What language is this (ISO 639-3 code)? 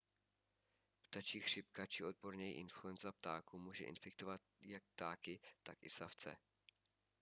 ces